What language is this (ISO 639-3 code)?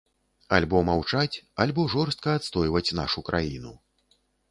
bel